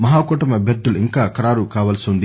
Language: Telugu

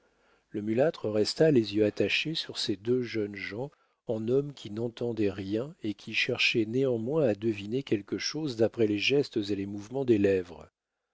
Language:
French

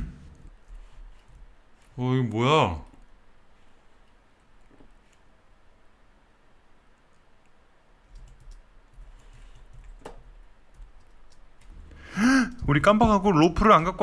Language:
Korean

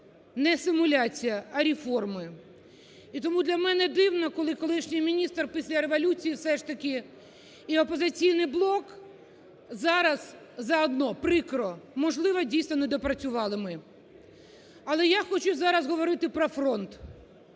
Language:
Ukrainian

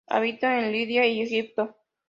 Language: Spanish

